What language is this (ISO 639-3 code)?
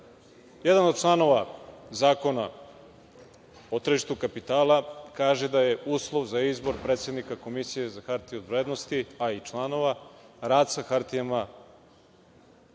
srp